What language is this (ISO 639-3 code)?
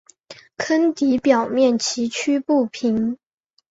zho